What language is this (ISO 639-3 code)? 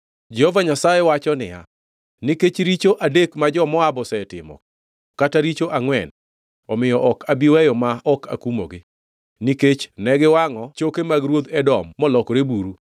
luo